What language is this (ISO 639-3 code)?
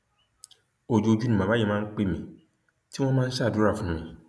yor